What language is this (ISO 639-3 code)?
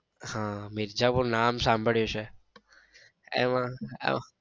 guj